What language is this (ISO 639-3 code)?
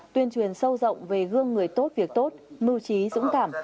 vie